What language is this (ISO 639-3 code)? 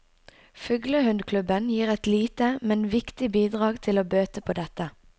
nor